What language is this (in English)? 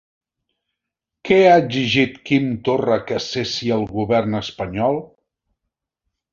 Catalan